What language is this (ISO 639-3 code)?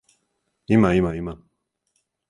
srp